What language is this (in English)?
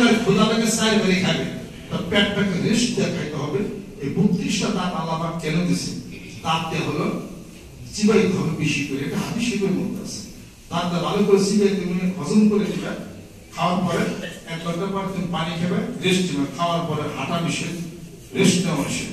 Romanian